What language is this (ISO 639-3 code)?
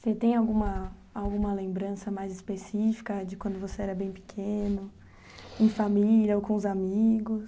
por